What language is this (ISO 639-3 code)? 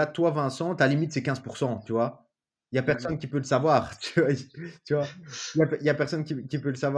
fra